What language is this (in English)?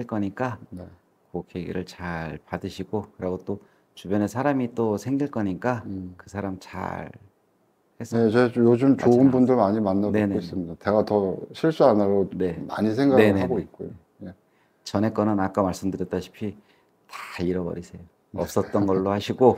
Korean